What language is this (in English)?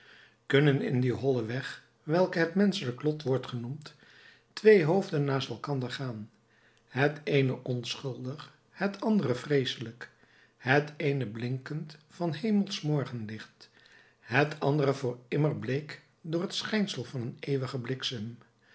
Dutch